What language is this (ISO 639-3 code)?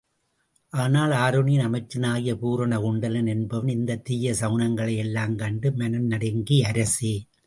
tam